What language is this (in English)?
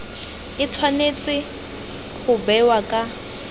Tswana